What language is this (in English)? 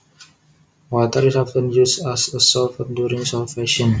Javanese